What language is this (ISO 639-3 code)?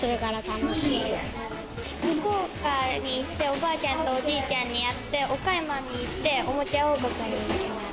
jpn